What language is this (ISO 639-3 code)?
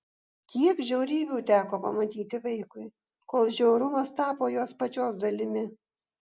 lit